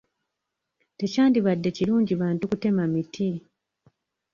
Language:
Ganda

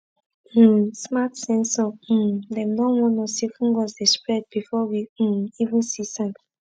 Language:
Nigerian Pidgin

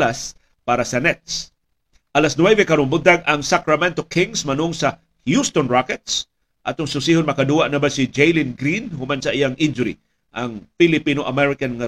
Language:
Filipino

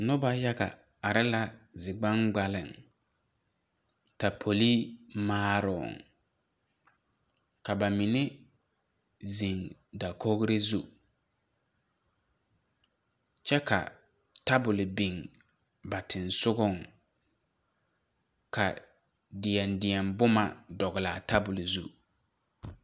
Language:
Southern Dagaare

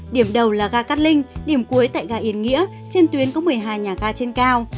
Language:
Vietnamese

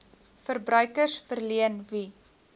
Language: Afrikaans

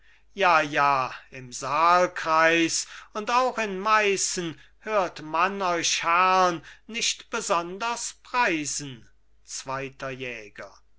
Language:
German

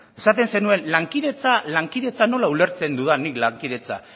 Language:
Basque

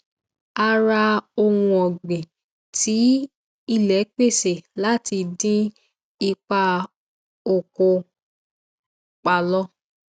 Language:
Yoruba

